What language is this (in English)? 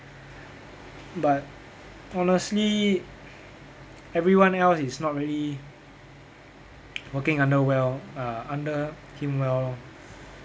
English